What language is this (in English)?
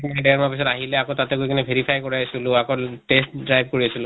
Assamese